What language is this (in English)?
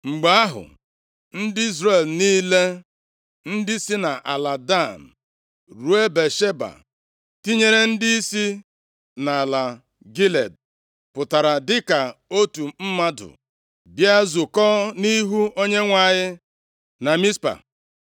Igbo